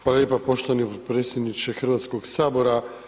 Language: Croatian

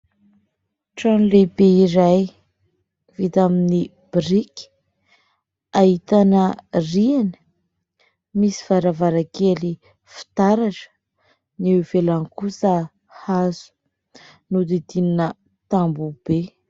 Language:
Malagasy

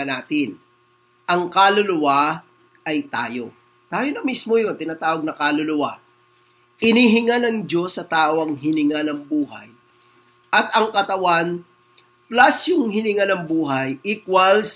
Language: Filipino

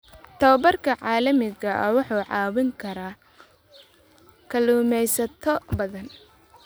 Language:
Somali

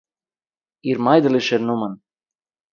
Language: Yiddish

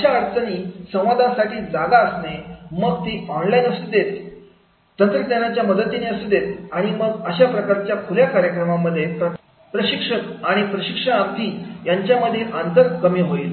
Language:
Marathi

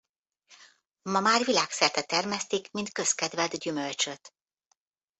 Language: Hungarian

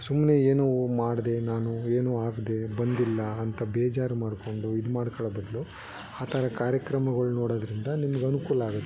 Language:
Kannada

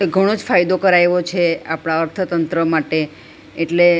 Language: Gujarati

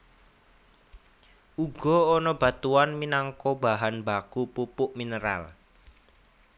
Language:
Javanese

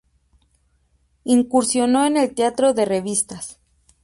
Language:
Spanish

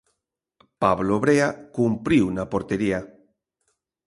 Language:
Galician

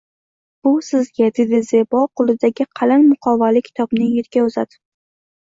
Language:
Uzbek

